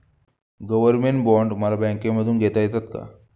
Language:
Marathi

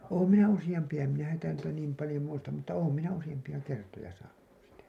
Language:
Finnish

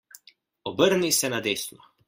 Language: Slovenian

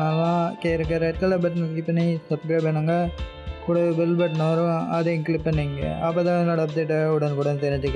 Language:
Indonesian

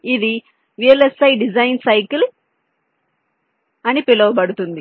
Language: Telugu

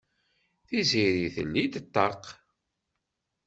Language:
Kabyle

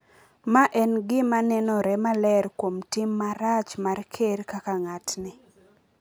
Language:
Luo (Kenya and Tanzania)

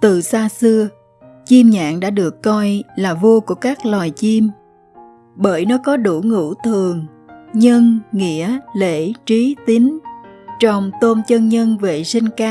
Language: Vietnamese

